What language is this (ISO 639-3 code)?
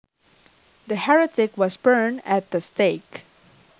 jav